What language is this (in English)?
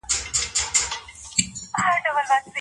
Pashto